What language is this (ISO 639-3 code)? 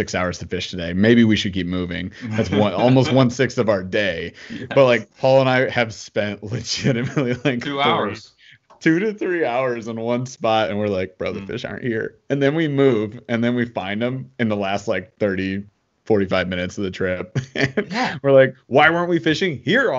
eng